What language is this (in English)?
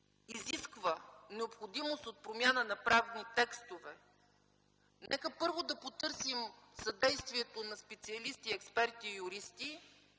Bulgarian